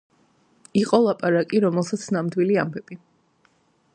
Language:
Georgian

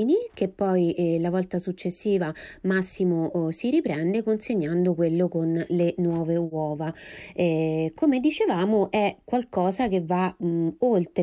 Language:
Italian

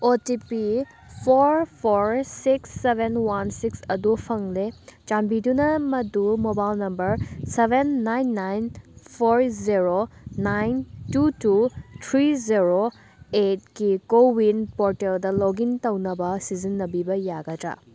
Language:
Manipuri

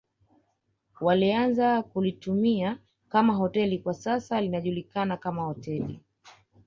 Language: Swahili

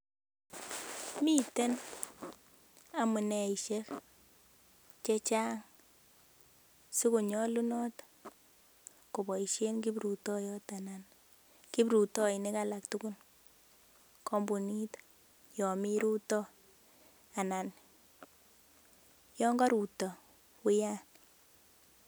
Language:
Kalenjin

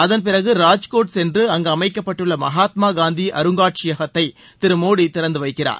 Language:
Tamil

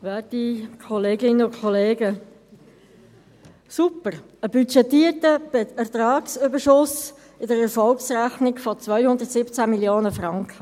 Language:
Swiss German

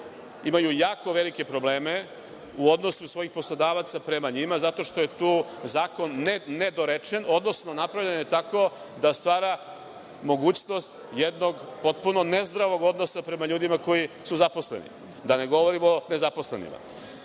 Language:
Serbian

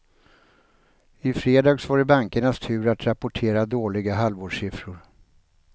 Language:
Swedish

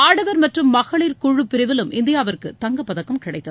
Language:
Tamil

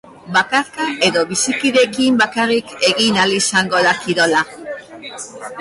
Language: Basque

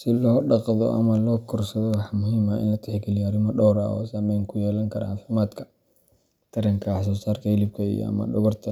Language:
Somali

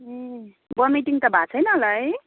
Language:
Nepali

